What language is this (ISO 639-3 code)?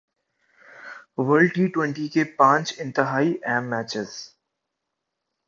urd